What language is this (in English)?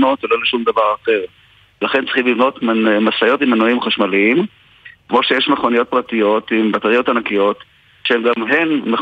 Hebrew